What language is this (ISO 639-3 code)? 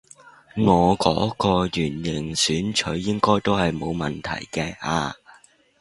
yue